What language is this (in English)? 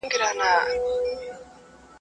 Pashto